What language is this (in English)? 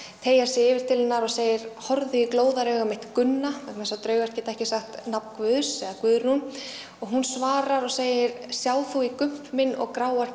Icelandic